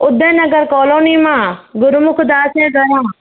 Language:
Sindhi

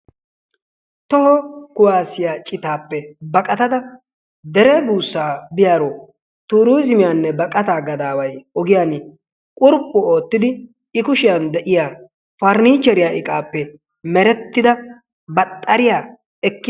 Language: Wolaytta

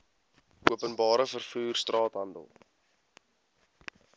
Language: Afrikaans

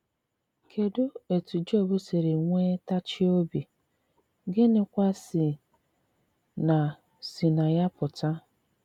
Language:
Igbo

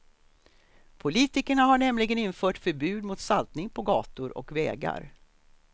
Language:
Swedish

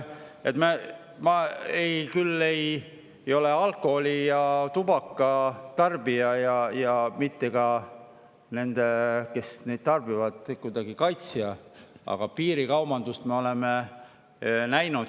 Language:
Estonian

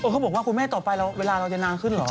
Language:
Thai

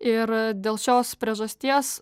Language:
Lithuanian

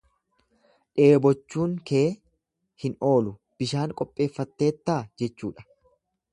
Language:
Oromo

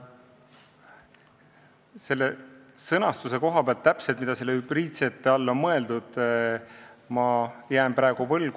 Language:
Estonian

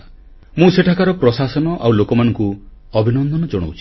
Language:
Odia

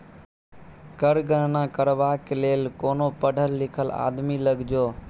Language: Maithili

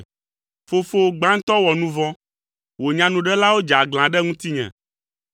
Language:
Ewe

